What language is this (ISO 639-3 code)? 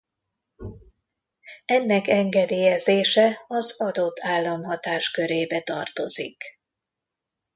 hun